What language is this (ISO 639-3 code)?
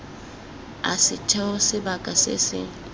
tsn